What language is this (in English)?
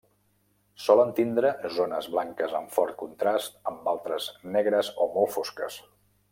Catalan